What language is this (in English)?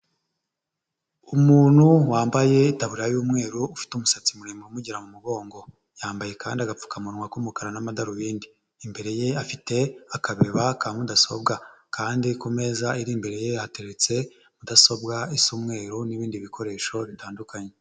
Kinyarwanda